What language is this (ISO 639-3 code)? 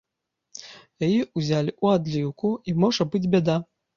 bel